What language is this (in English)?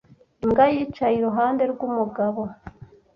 Kinyarwanda